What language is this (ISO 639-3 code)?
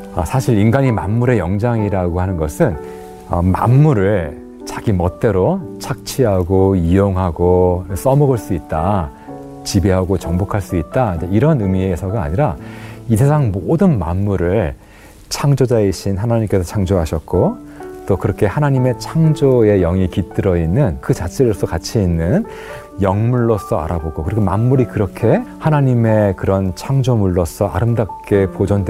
kor